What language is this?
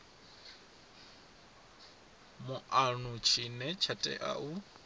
Venda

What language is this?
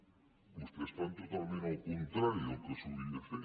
Catalan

